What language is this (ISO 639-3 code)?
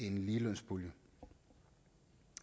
dan